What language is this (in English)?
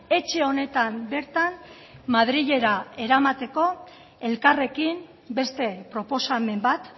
Basque